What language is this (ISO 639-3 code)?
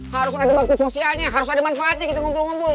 ind